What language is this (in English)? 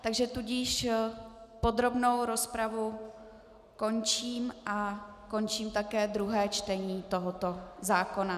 Czech